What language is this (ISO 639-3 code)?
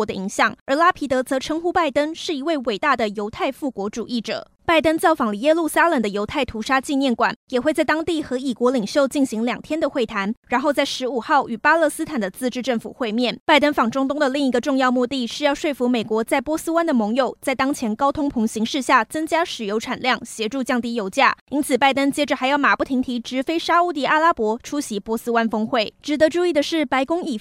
zho